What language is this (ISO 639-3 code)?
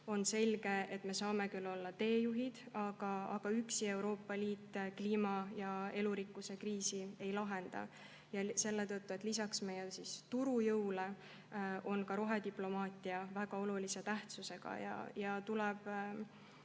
est